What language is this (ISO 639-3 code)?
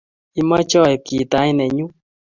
kln